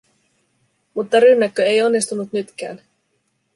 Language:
Finnish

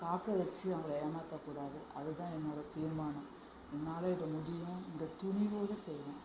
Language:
Tamil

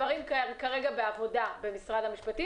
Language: Hebrew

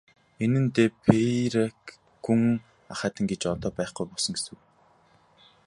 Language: Mongolian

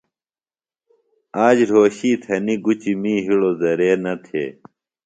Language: Phalura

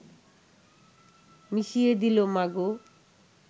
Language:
Bangla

